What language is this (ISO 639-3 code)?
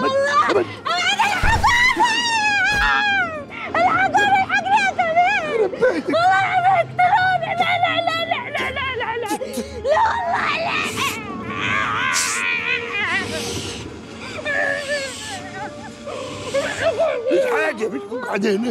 ara